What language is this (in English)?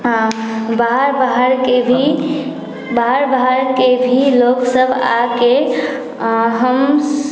Maithili